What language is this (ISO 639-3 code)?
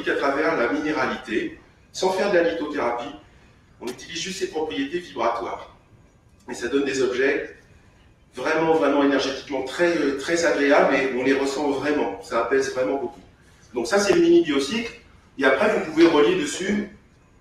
fra